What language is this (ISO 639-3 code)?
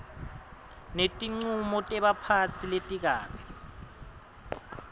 ssw